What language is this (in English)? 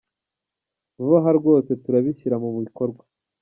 Kinyarwanda